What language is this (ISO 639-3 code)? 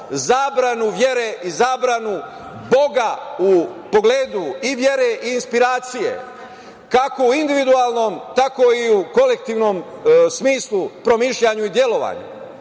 srp